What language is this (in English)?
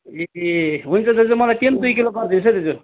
Nepali